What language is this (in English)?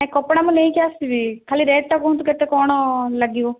Odia